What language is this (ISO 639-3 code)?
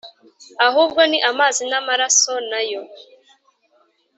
kin